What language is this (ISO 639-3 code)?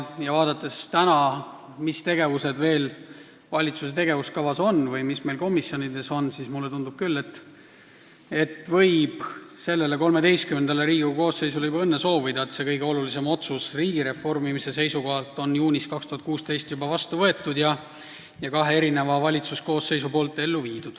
est